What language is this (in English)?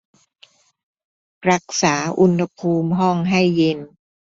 Thai